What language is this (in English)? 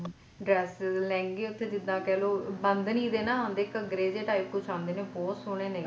Punjabi